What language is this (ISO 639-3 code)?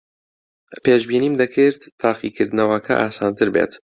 ckb